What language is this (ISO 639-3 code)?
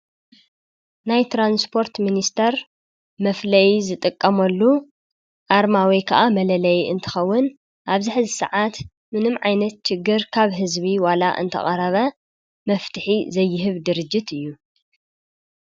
tir